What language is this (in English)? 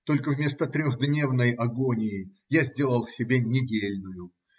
Russian